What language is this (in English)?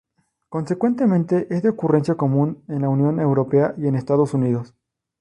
Spanish